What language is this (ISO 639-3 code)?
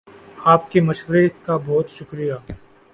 urd